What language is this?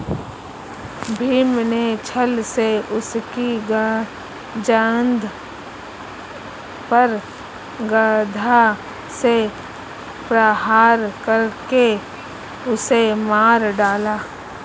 Hindi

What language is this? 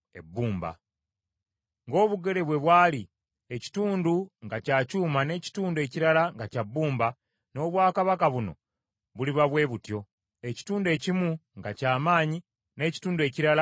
Ganda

